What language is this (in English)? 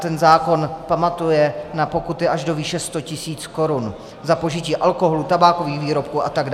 Czech